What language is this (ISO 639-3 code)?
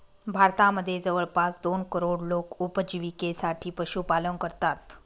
mar